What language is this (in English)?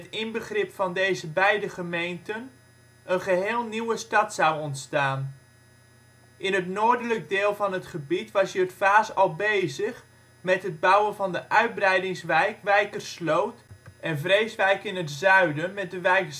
Dutch